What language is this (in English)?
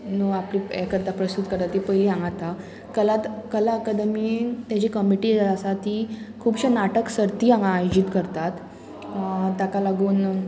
Konkani